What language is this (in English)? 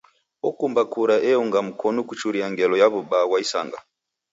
Taita